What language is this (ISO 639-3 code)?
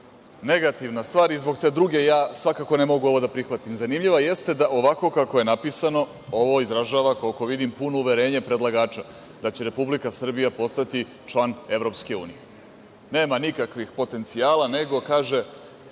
srp